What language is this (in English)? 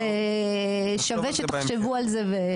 Hebrew